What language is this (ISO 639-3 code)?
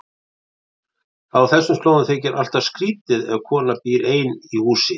isl